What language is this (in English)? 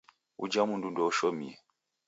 Taita